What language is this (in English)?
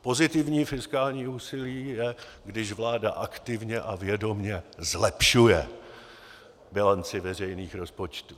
Czech